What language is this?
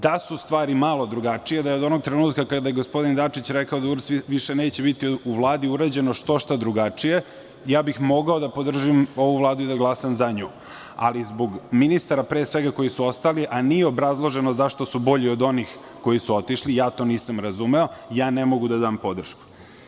Serbian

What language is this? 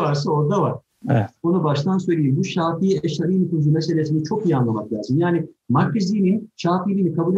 Turkish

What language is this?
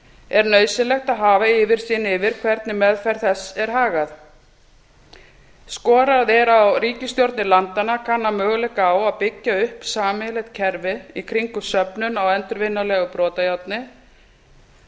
Icelandic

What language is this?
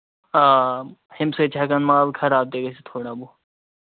Kashmiri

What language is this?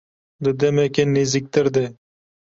Kurdish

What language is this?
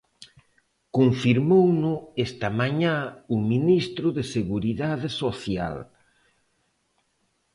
Galician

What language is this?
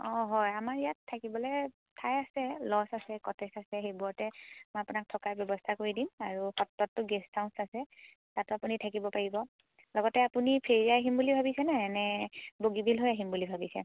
Assamese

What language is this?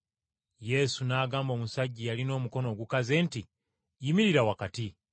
Ganda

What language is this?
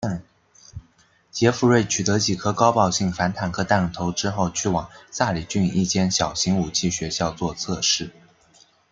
Chinese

